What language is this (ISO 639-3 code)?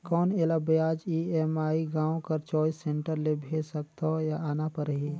hne